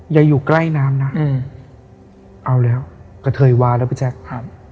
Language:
Thai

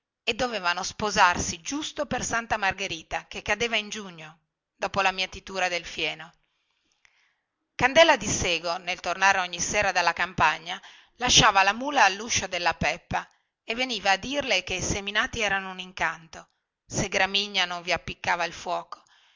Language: Italian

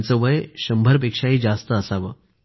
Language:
Marathi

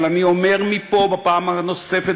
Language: Hebrew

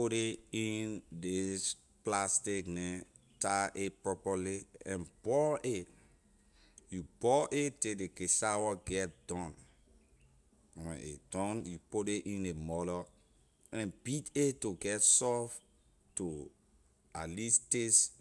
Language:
Liberian English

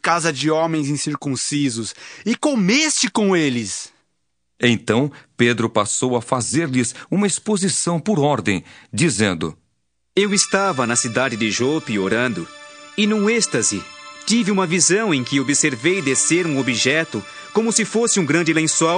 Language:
Portuguese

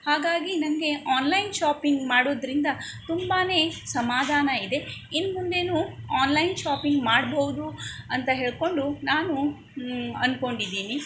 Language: Kannada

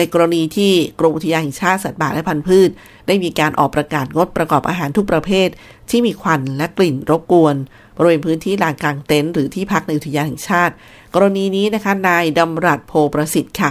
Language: Thai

